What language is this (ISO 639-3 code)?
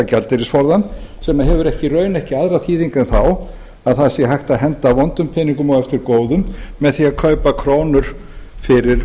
isl